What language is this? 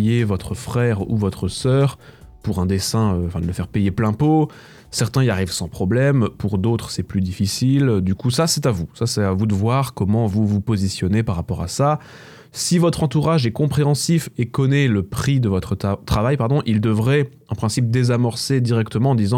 French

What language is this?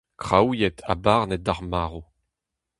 Breton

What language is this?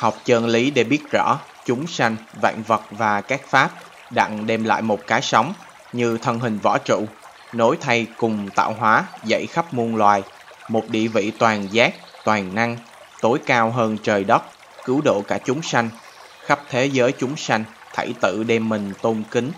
Vietnamese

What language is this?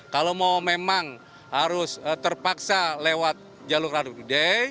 Indonesian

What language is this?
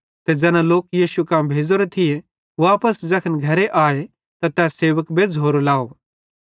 Bhadrawahi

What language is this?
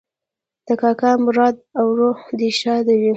Pashto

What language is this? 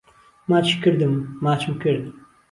Central Kurdish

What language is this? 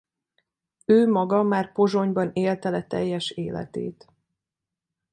Hungarian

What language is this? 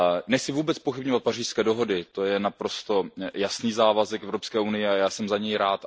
Czech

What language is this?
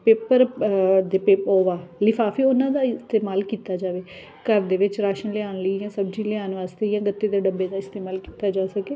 Punjabi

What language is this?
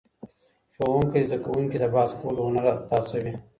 Pashto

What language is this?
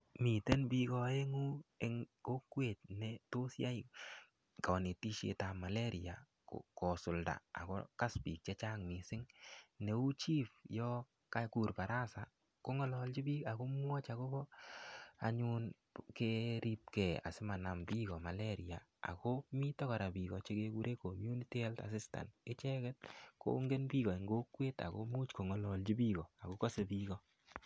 Kalenjin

